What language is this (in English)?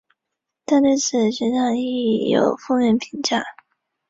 Chinese